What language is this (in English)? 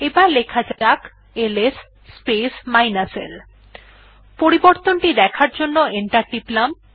Bangla